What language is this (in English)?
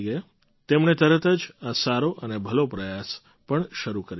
Gujarati